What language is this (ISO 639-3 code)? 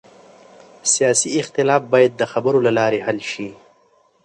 pus